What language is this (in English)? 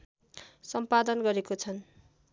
Nepali